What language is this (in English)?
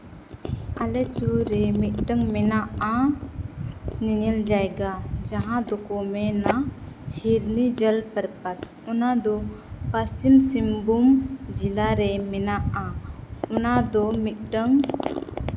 Santali